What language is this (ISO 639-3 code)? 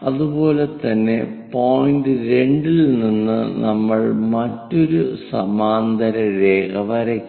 mal